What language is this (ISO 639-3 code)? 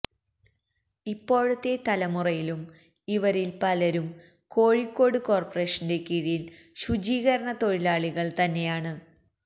mal